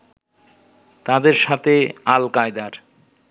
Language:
Bangla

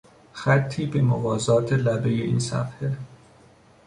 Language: Persian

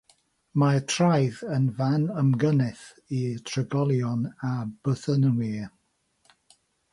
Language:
Welsh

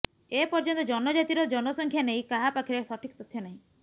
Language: Odia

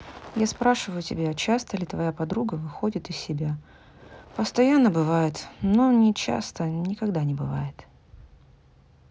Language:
Russian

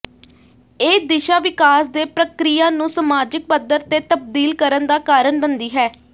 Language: Punjabi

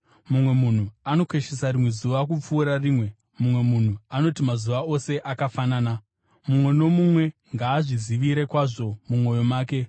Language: Shona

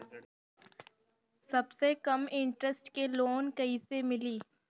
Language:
Bhojpuri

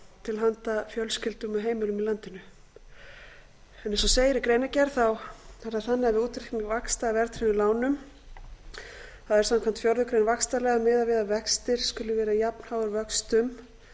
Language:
Icelandic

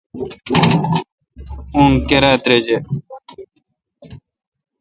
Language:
Kalkoti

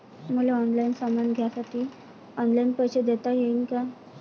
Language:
Marathi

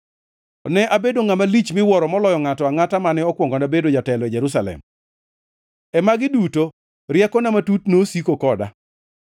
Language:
Luo (Kenya and Tanzania)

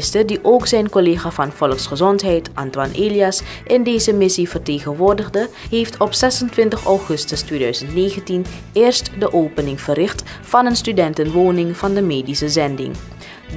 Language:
Dutch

